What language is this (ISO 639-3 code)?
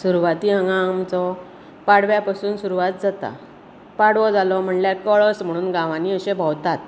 kok